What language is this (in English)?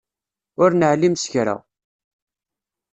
Kabyle